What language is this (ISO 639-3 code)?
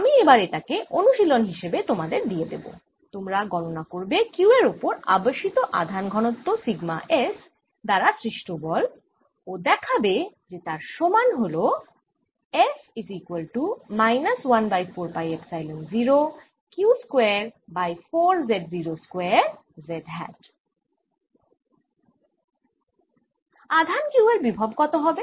ben